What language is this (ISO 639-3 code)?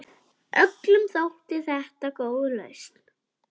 isl